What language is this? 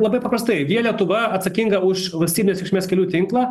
Lithuanian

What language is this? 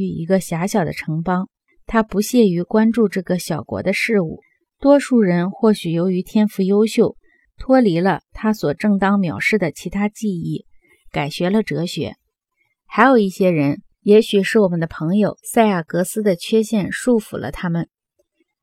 Chinese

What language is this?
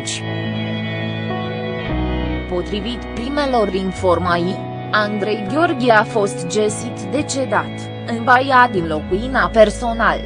Romanian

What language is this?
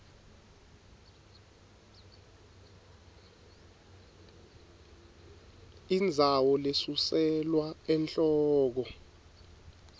Swati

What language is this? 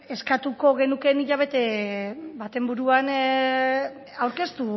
Basque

